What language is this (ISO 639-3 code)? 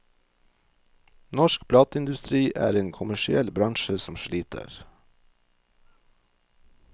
nor